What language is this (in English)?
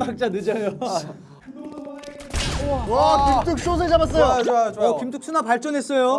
Korean